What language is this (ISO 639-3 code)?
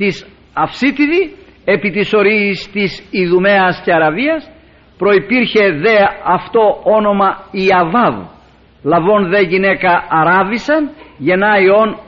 ell